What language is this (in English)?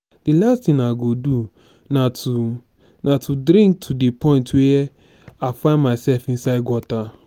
Nigerian Pidgin